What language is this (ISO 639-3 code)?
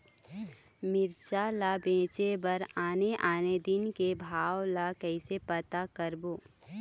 hne